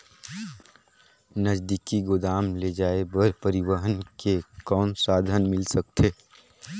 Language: Chhattisgarhi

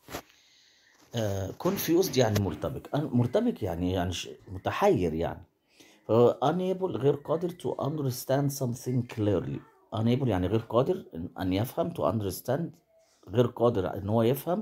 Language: Arabic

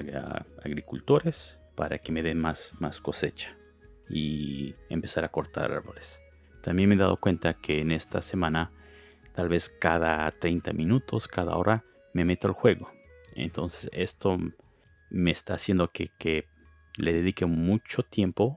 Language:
Spanish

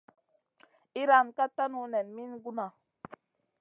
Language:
Masana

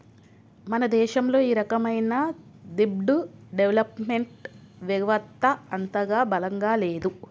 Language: Telugu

